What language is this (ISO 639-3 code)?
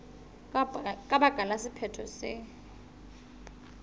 sot